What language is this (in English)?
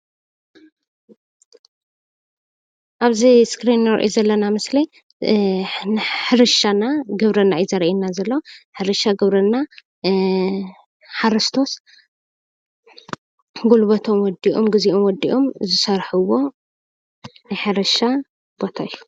Tigrinya